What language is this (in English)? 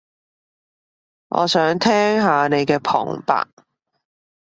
Cantonese